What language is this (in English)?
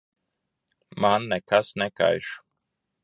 Latvian